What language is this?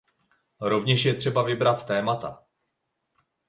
Czech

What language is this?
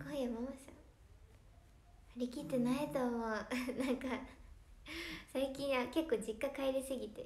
Japanese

